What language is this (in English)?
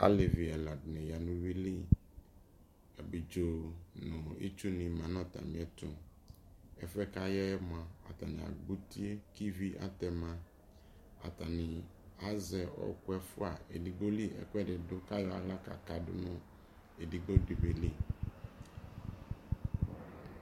Ikposo